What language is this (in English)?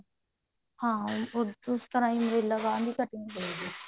Punjabi